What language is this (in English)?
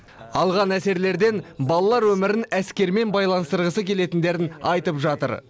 Kazakh